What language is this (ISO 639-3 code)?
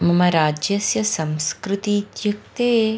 san